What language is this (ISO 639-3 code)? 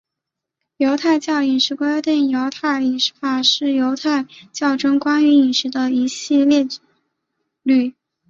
zho